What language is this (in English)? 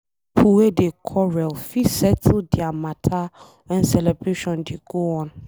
Nigerian Pidgin